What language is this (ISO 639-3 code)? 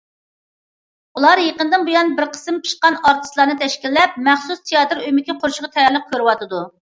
uig